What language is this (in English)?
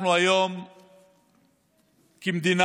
Hebrew